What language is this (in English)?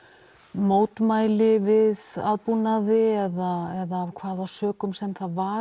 Icelandic